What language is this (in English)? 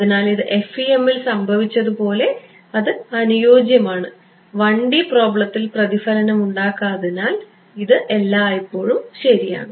Malayalam